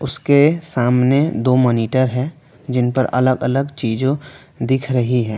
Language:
Hindi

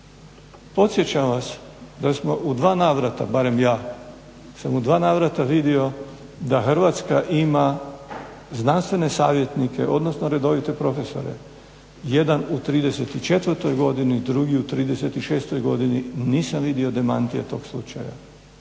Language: Croatian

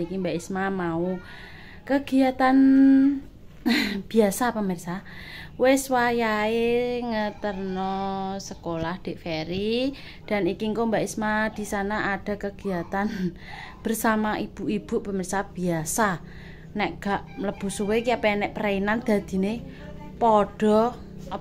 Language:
Indonesian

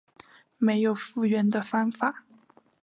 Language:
Chinese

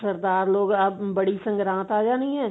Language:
Punjabi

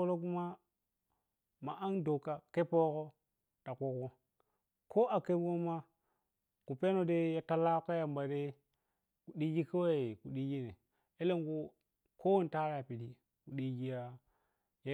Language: Piya-Kwonci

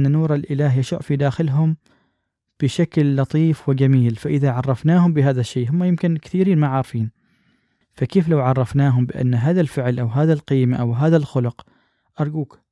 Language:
Arabic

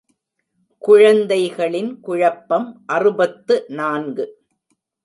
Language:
Tamil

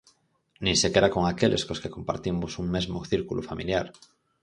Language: Galician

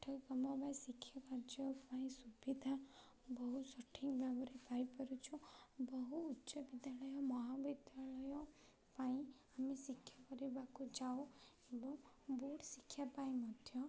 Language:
Odia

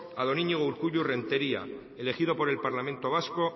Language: Spanish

